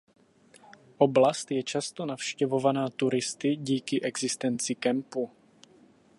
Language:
Czech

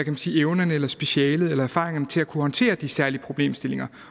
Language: Danish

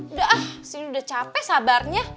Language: Indonesian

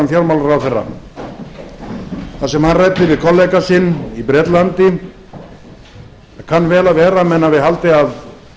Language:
Icelandic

